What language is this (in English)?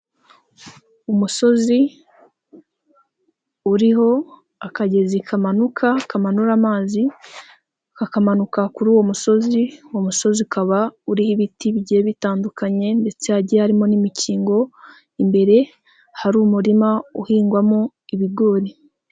Kinyarwanda